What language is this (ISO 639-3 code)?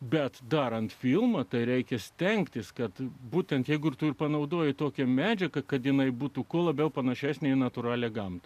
lit